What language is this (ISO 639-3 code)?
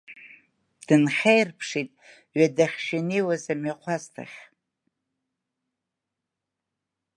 abk